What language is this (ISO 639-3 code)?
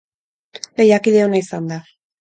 eus